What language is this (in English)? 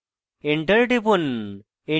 Bangla